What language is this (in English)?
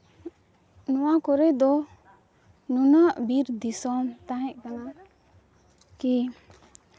Santali